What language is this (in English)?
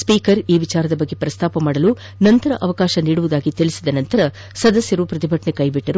Kannada